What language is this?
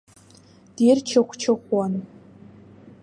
Abkhazian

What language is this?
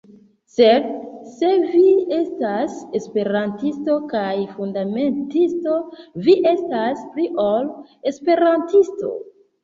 Esperanto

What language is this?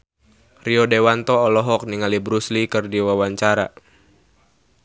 Sundanese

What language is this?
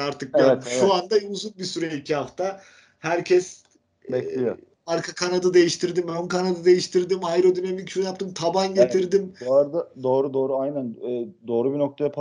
Turkish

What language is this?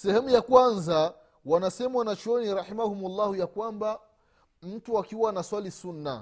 Swahili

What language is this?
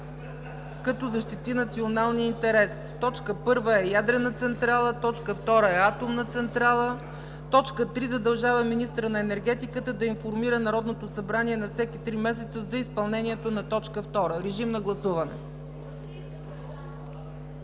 Bulgarian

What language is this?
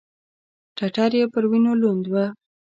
Pashto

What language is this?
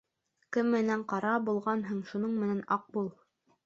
Bashkir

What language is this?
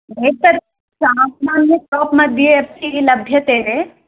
Sanskrit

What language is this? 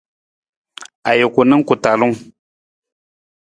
Nawdm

